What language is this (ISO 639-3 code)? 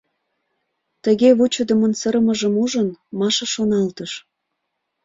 chm